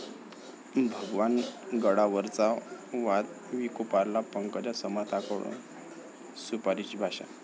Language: Marathi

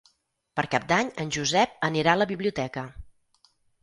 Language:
Catalan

